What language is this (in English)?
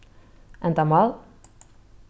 Faroese